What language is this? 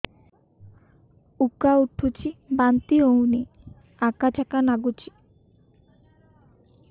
Odia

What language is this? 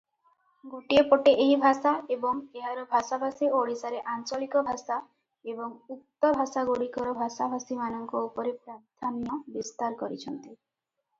Odia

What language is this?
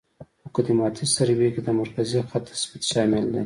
Pashto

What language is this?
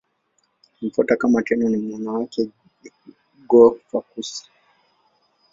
Swahili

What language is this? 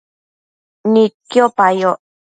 Matsés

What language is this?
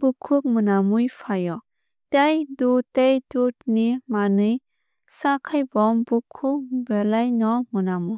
Kok Borok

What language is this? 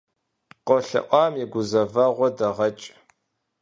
Kabardian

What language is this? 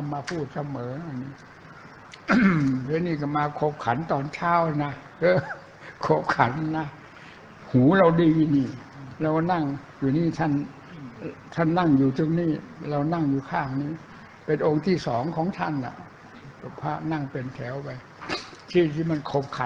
Thai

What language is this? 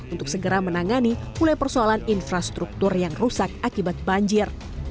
Indonesian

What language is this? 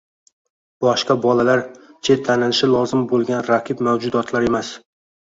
Uzbek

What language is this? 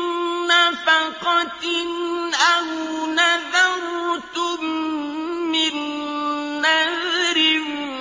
Arabic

